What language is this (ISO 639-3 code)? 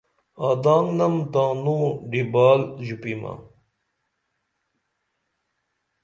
dml